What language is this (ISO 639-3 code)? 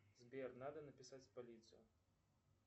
rus